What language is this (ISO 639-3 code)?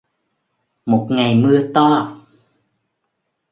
vie